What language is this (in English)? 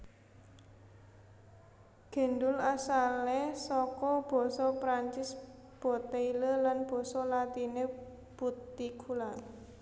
Javanese